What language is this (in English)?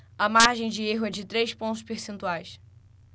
Portuguese